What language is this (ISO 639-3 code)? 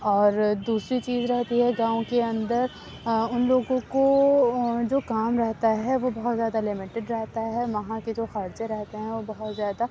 urd